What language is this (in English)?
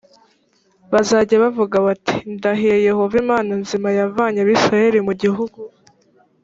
Kinyarwanda